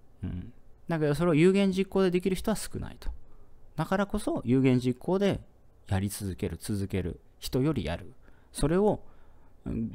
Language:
Japanese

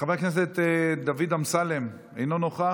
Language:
Hebrew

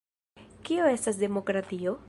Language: Esperanto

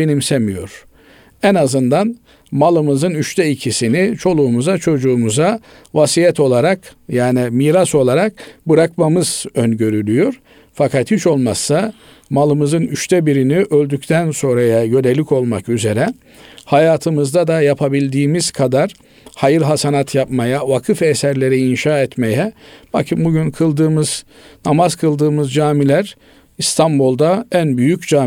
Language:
Turkish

